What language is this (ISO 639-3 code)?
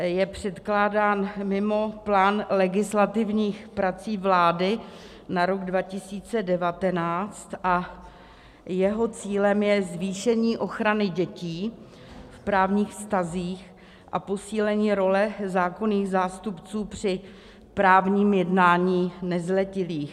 ces